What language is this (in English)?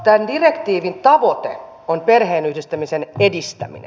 Finnish